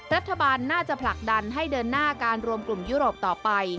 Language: Thai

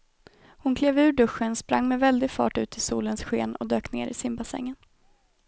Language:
Swedish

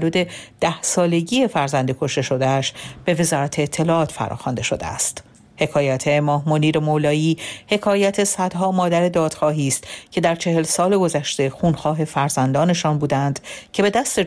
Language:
Persian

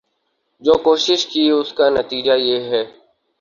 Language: Urdu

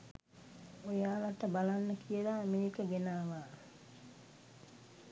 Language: Sinhala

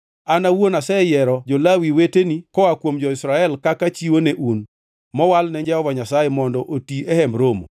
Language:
Luo (Kenya and Tanzania)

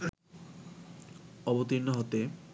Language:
Bangla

